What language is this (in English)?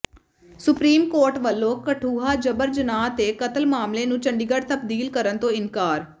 Punjabi